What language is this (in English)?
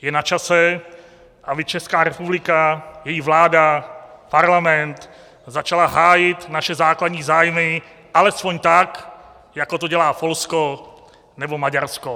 Czech